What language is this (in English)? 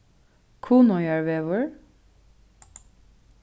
Faroese